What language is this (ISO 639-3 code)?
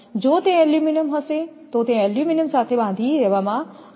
guj